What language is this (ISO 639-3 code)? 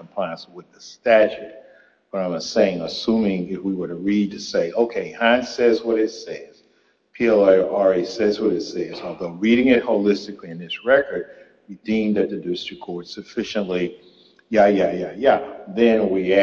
eng